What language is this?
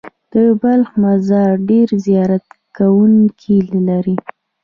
Pashto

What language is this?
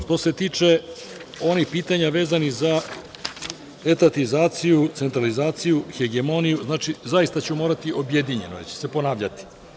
Serbian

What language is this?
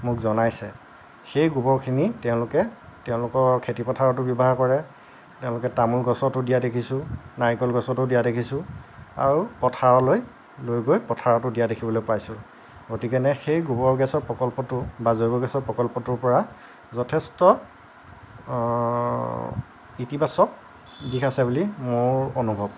Assamese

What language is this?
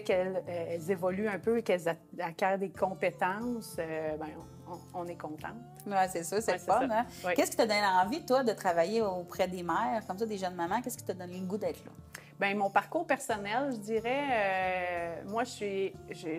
French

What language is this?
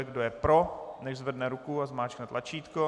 Czech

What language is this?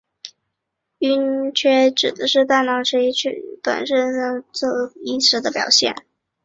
Chinese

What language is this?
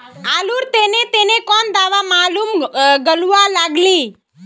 Magahi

